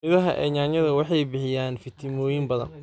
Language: Somali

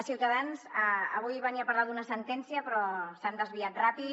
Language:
Catalan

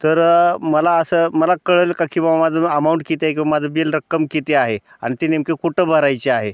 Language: Marathi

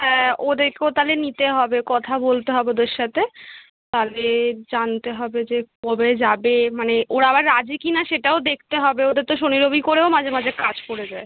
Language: Bangla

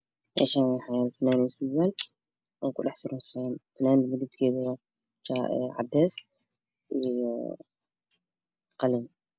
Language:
Somali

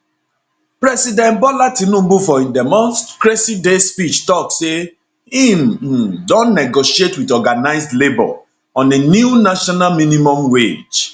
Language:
Nigerian Pidgin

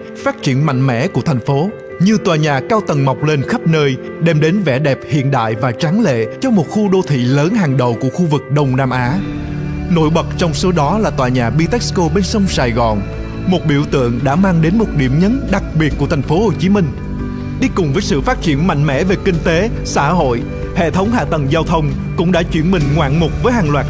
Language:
Vietnamese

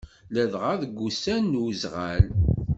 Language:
Kabyle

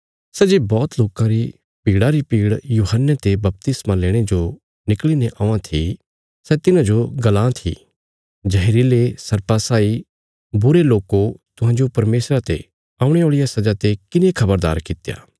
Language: Bilaspuri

